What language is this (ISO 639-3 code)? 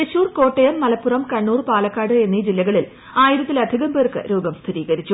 mal